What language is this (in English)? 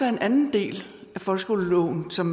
Danish